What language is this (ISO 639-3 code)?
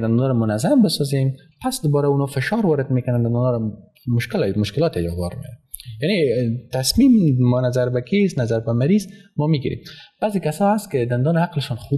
fas